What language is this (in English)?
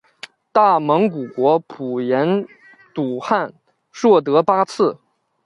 Chinese